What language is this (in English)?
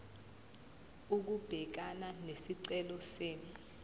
Zulu